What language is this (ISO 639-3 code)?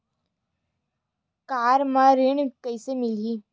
hne